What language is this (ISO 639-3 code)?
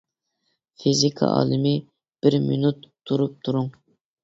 uig